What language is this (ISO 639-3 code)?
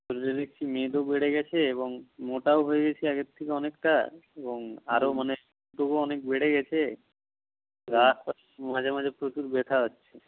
ben